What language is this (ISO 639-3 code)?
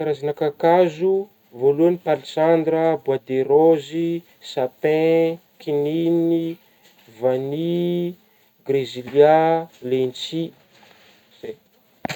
bmm